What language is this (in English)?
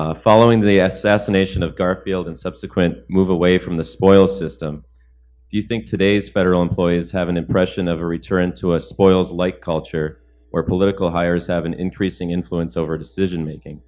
English